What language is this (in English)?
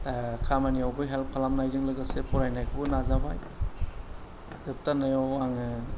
Bodo